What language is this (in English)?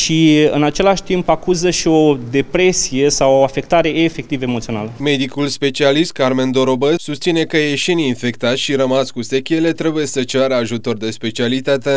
Romanian